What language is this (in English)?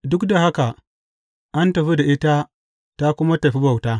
Hausa